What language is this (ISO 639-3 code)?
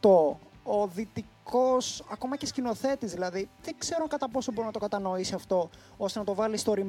ell